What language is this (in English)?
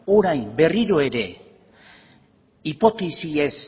Basque